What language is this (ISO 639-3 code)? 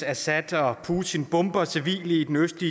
dan